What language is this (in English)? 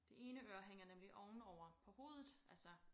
Danish